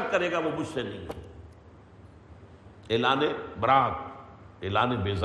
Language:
Urdu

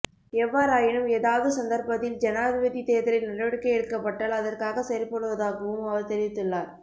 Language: Tamil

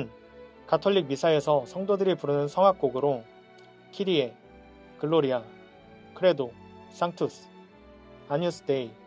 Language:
Korean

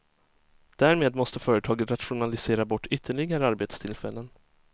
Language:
Swedish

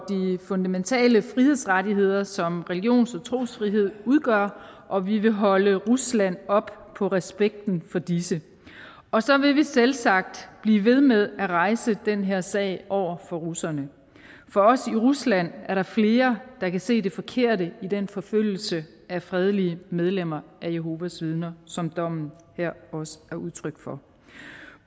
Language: Danish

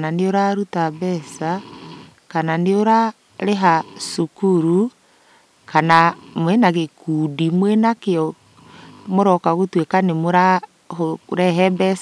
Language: Kikuyu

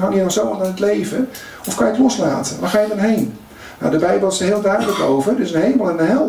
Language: Dutch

